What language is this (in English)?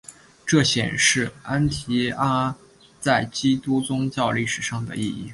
Chinese